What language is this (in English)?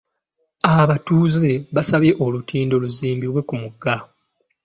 Ganda